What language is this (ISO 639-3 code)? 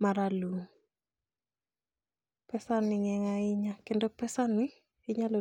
luo